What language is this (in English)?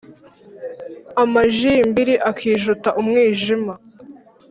Kinyarwanda